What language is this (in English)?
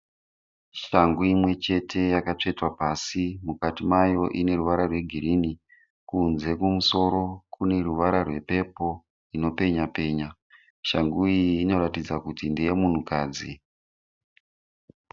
Shona